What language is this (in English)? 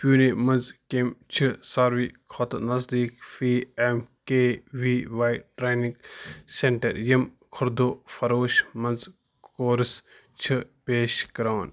Kashmiri